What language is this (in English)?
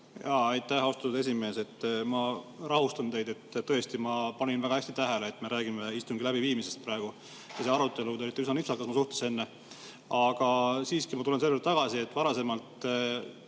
Estonian